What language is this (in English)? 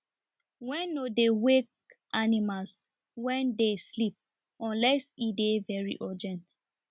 Nigerian Pidgin